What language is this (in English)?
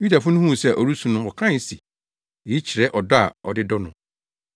Akan